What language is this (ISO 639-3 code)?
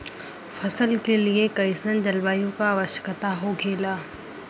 bho